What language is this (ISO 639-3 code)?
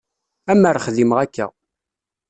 kab